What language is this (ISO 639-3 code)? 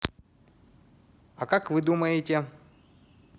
rus